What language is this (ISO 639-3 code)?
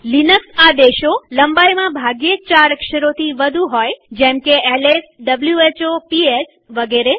guj